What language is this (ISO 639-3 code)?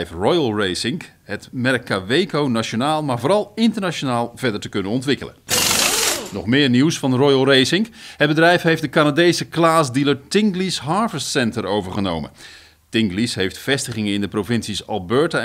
nld